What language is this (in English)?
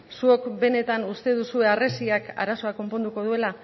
Basque